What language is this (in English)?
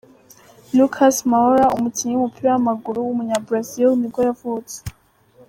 Kinyarwanda